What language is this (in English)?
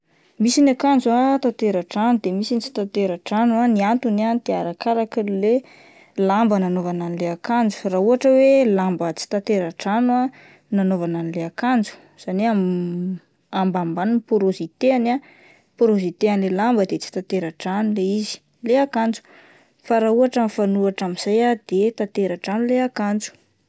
Malagasy